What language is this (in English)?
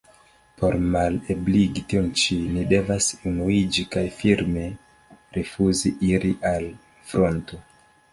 Esperanto